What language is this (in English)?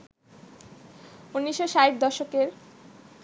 Bangla